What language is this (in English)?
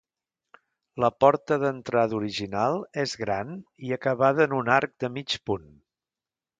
Catalan